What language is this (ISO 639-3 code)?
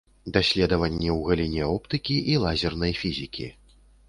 bel